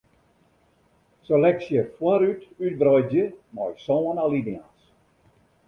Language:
Western Frisian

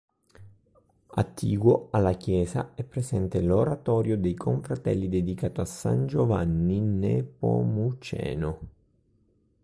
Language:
Italian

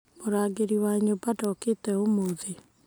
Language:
Kikuyu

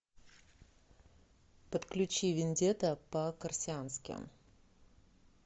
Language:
Russian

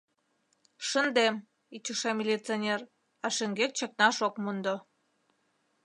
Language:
Mari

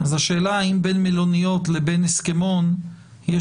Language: Hebrew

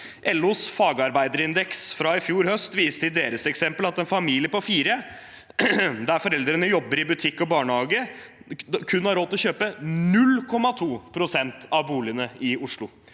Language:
Norwegian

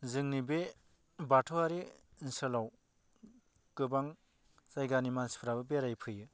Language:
Bodo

